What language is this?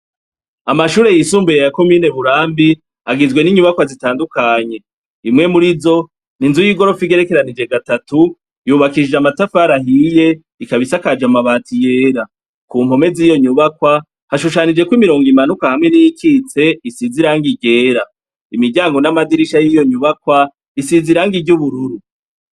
Rundi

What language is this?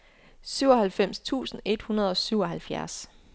Danish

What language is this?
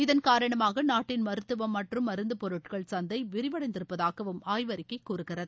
Tamil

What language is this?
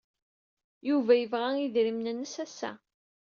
Kabyle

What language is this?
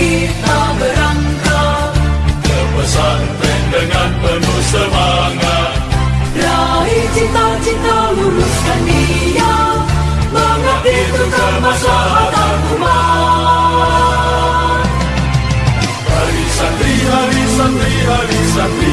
Indonesian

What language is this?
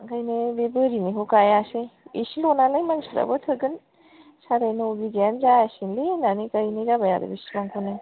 Bodo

